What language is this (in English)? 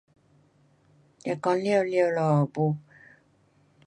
Pu-Xian Chinese